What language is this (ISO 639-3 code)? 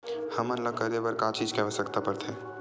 hne